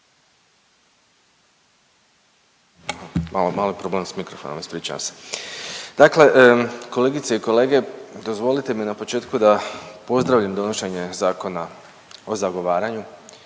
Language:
Croatian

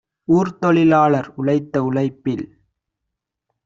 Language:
Tamil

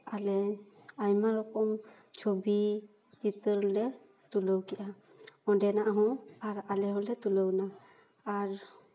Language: Santali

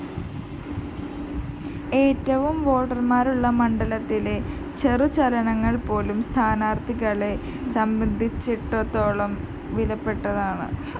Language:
Malayalam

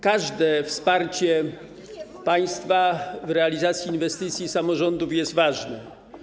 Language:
Polish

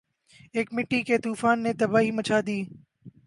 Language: Urdu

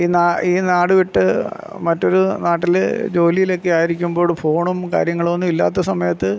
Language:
Malayalam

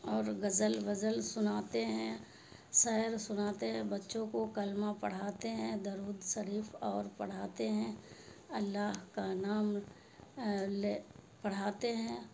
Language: Urdu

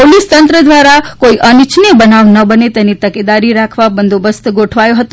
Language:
Gujarati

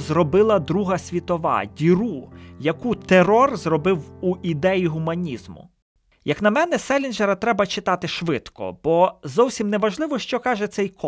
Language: Ukrainian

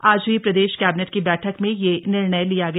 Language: Hindi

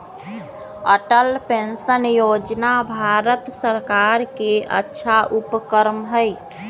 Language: Magahi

